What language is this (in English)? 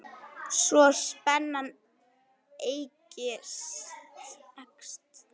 Icelandic